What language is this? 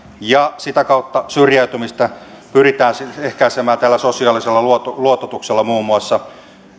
Finnish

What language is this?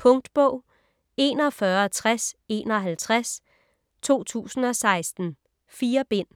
Danish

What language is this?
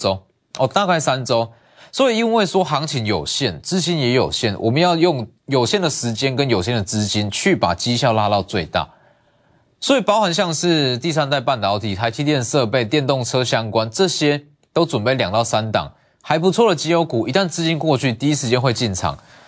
Chinese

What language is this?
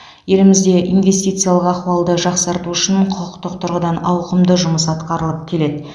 Kazakh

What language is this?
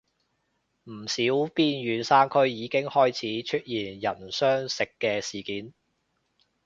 Cantonese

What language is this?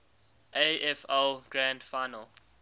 English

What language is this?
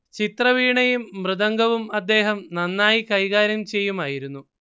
Malayalam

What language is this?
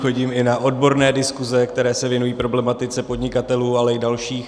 Czech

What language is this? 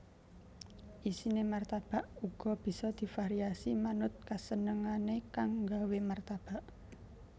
Javanese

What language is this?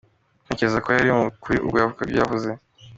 Kinyarwanda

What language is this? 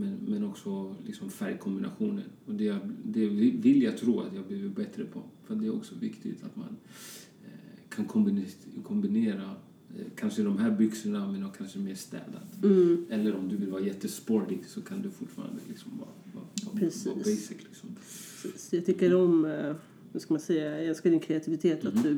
Swedish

